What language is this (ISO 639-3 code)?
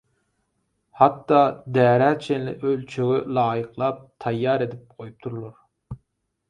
tuk